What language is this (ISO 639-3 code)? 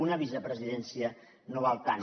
cat